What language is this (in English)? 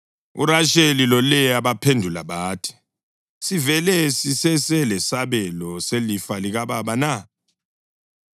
North Ndebele